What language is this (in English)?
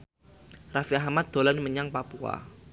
Javanese